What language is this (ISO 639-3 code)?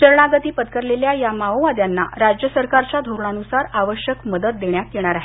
mar